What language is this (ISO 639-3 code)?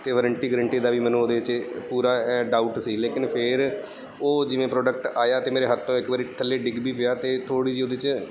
pan